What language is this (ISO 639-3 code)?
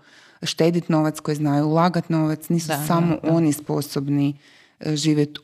hrv